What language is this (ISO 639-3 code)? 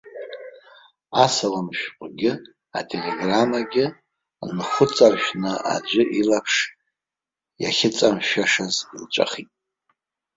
abk